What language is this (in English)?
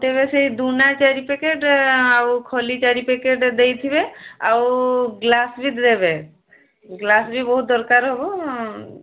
Odia